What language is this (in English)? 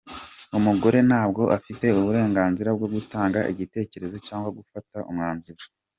Kinyarwanda